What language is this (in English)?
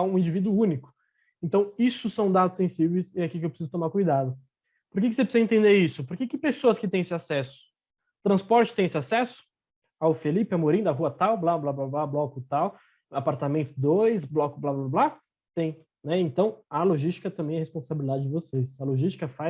Portuguese